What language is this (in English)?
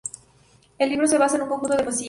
Spanish